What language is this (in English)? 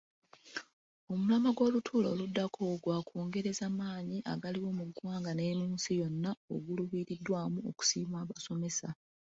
Ganda